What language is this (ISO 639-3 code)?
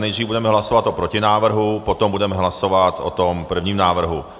ces